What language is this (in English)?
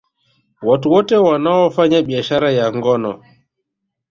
Swahili